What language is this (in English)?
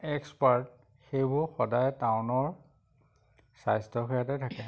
Assamese